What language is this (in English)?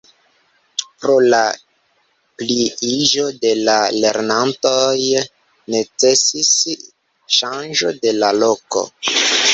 Esperanto